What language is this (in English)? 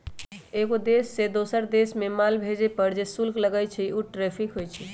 Magahi